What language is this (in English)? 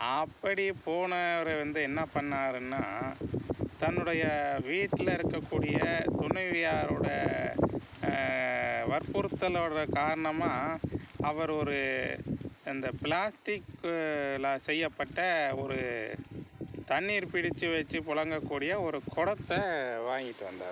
Tamil